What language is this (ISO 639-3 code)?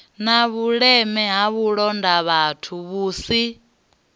ven